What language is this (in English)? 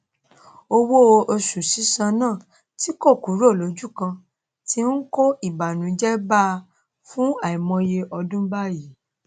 Yoruba